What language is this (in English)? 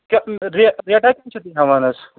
Kashmiri